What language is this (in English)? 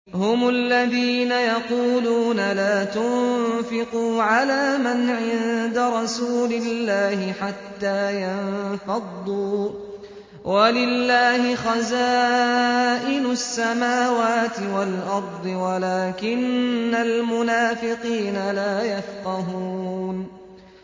Arabic